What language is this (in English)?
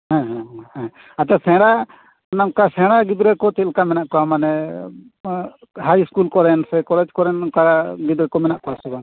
Santali